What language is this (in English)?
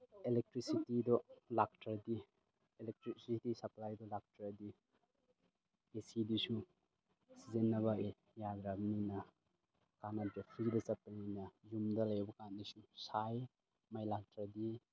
Manipuri